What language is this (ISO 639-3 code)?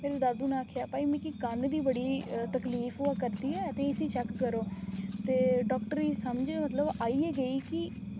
doi